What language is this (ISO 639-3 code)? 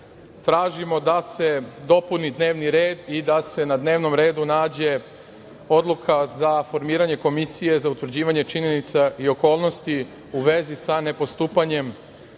srp